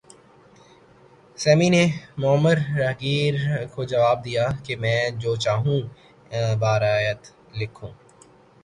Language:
Urdu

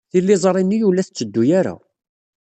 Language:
Kabyle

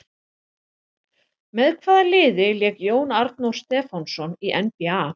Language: Icelandic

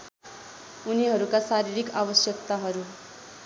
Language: Nepali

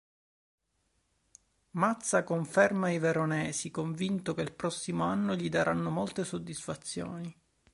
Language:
Italian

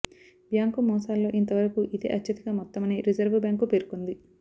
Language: Telugu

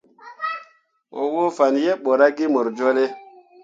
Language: Mundang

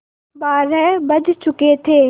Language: Hindi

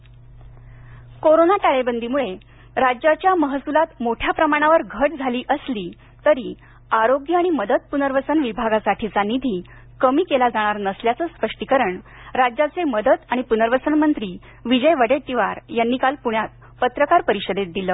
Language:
Marathi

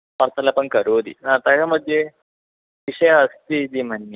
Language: Sanskrit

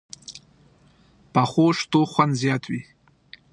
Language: Pashto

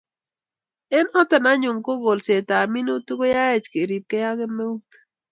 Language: Kalenjin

